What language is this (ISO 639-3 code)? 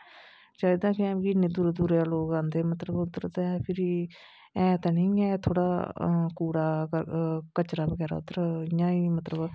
doi